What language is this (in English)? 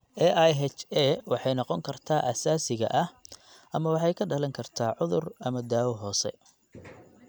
Somali